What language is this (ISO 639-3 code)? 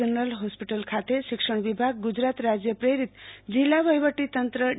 guj